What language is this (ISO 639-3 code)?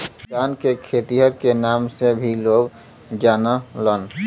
bho